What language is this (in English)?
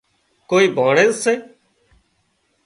Wadiyara Koli